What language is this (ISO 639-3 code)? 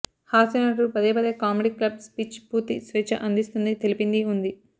tel